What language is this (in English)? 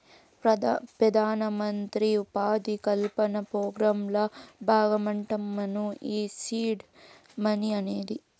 Telugu